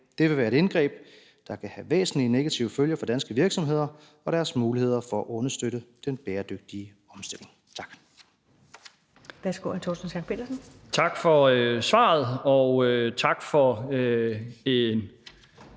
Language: Danish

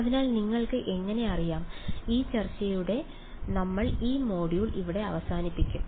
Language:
Malayalam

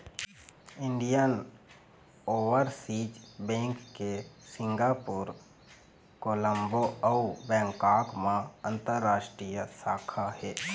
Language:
Chhattisgarhi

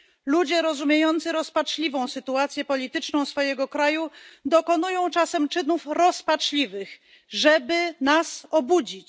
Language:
Polish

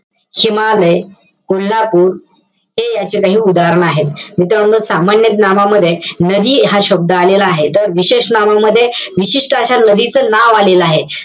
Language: Marathi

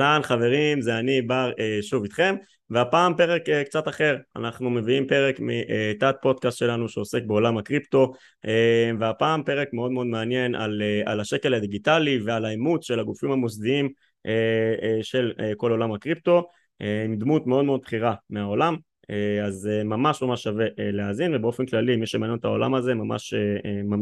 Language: Hebrew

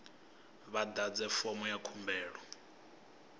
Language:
Venda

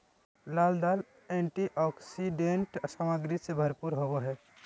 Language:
Magahi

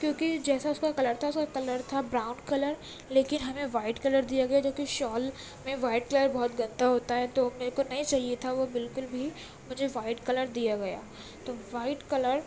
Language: Urdu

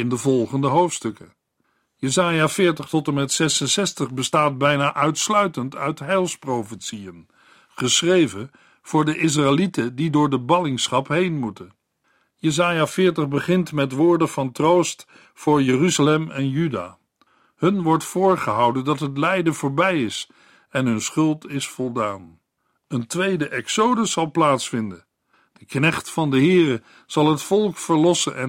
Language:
Dutch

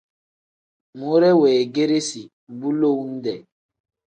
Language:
Tem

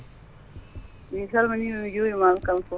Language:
Fula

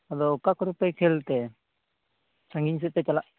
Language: Santali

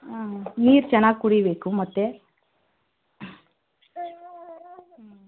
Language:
Kannada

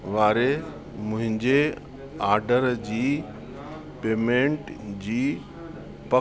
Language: Sindhi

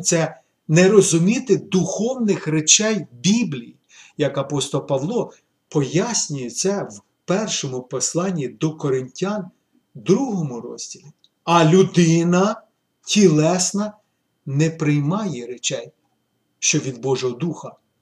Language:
Ukrainian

